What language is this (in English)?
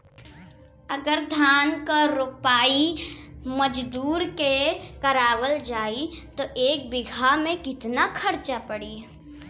Bhojpuri